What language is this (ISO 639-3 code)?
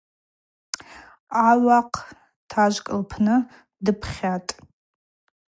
abq